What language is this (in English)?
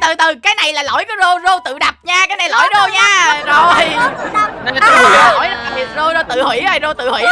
Vietnamese